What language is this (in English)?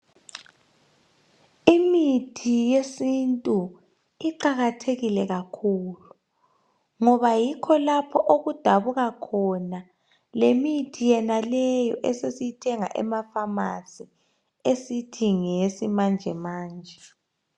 North Ndebele